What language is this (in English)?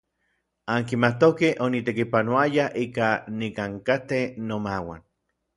Orizaba Nahuatl